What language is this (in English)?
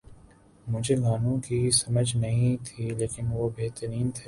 Urdu